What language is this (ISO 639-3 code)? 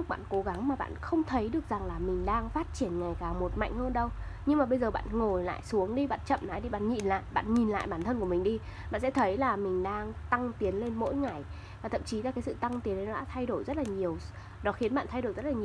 vie